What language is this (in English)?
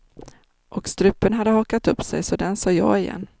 Swedish